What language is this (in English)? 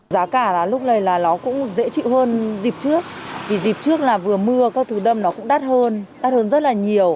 Vietnamese